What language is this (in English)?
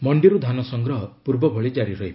Odia